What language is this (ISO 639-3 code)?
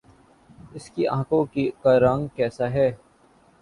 urd